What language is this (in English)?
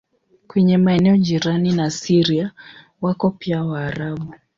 Swahili